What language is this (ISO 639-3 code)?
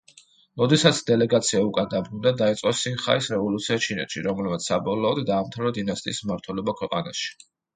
kat